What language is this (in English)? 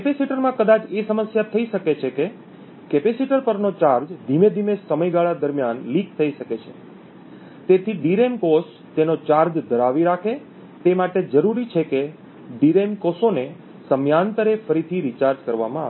Gujarati